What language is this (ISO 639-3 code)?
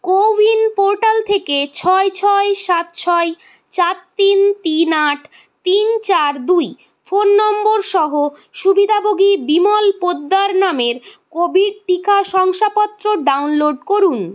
ben